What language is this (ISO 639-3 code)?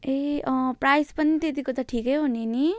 nep